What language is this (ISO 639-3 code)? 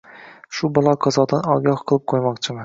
uzb